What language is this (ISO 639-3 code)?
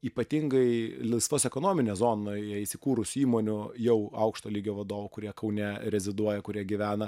lit